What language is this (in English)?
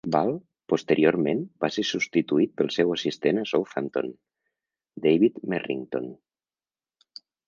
Catalan